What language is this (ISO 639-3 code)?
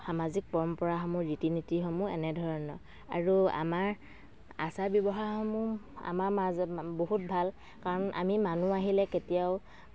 asm